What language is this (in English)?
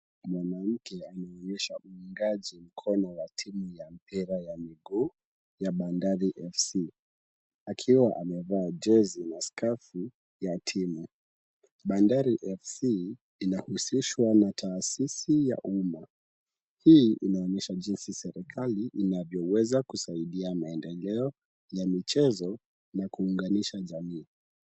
Swahili